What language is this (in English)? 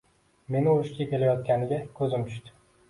Uzbek